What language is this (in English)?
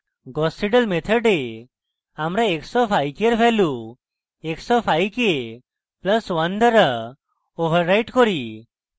Bangla